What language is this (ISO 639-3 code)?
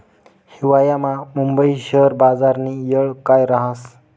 mar